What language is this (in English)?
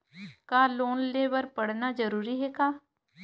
Chhattisgarhi